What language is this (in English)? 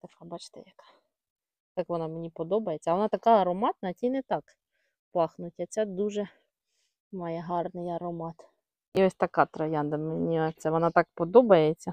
Ukrainian